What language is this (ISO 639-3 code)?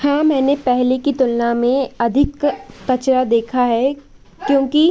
hin